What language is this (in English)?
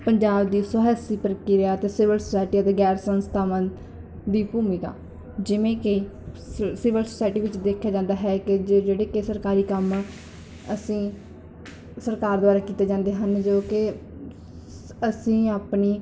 Punjabi